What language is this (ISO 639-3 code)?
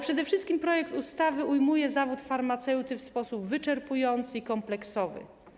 pol